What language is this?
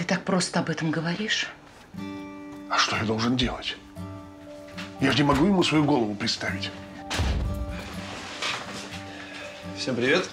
Russian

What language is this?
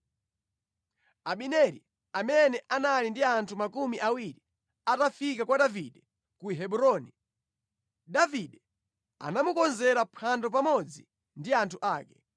Nyanja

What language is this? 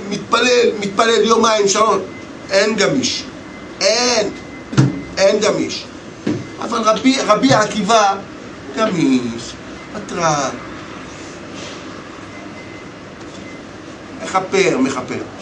Hebrew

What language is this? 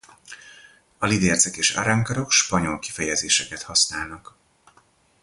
Hungarian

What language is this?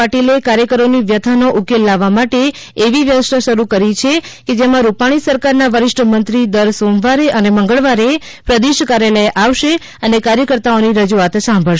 Gujarati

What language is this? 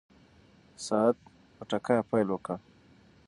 Pashto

